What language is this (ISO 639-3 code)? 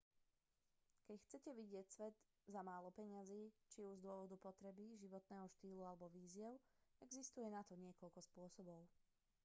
slk